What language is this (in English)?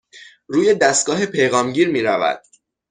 Persian